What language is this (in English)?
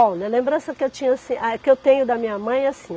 Portuguese